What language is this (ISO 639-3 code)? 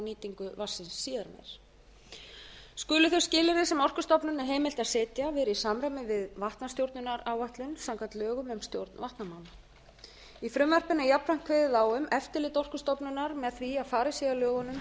isl